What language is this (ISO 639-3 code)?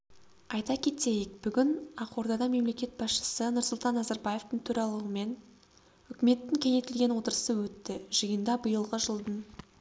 kaz